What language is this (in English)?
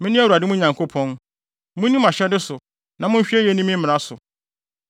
Akan